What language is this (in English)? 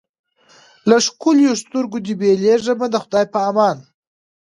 Pashto